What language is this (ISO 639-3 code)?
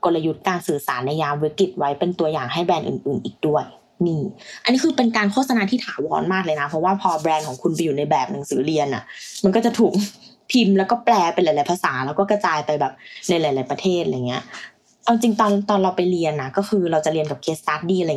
tha